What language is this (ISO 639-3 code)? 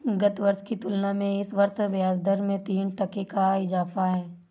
hin